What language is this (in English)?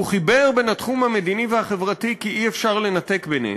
Hebrew